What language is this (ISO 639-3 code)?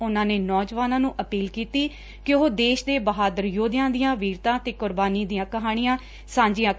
pan